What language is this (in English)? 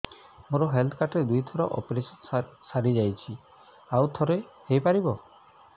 Odia